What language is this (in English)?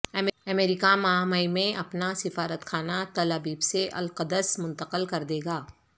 Urdu